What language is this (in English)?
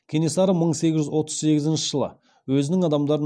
Kazakh